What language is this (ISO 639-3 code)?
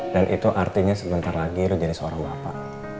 ind